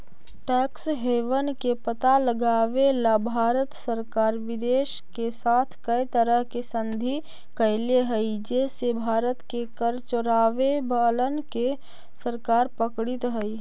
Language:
Magahi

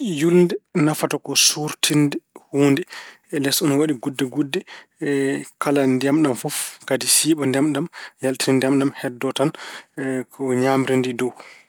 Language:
Fula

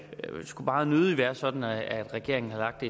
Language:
Danish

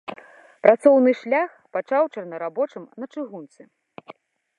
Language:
Belarusian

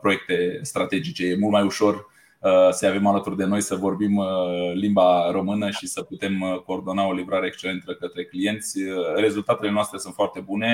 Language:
Romanian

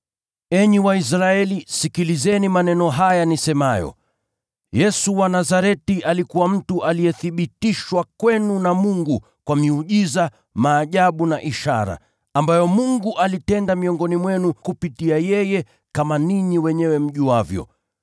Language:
Swahili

